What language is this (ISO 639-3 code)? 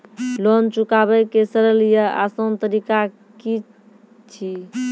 mai